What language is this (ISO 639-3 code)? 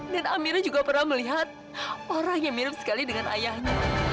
ind